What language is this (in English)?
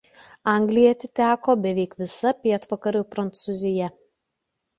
Lithuanian